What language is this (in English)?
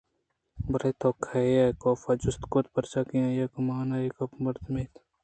Eastern Balochi